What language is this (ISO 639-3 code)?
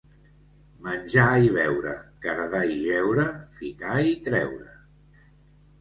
cat